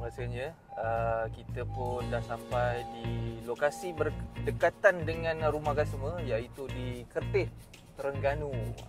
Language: Malay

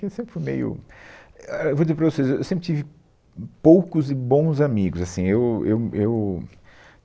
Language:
Portuguese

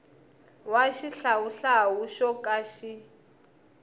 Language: Tsonga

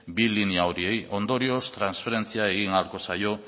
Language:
Basque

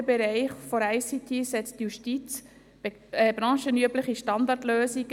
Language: Swiss German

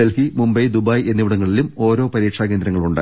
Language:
Malayalam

